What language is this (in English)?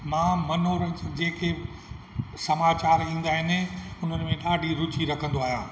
Sindhi